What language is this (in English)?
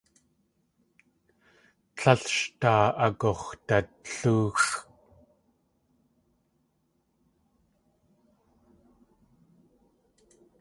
Tlingit